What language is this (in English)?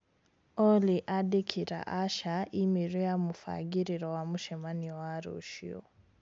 Kikuyu